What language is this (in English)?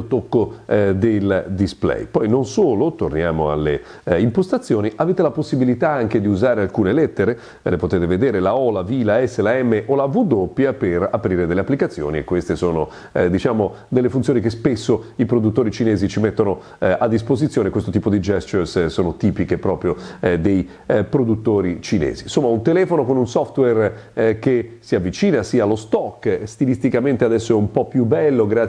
Italian